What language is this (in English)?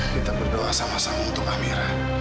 Indonesian